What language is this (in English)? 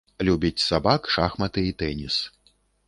Belarusian